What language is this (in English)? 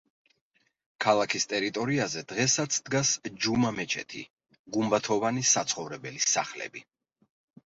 Georgian